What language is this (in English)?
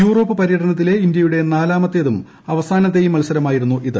Malayalam